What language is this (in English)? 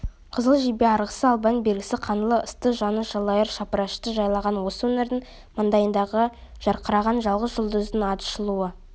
Kazakh